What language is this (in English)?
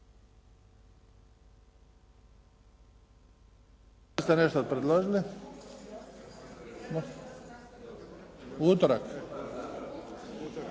Croatian